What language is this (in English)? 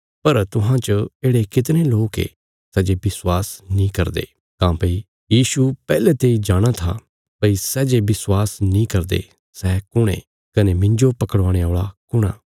Bilaspuri